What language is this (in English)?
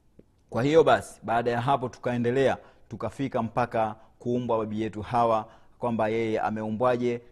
Swahili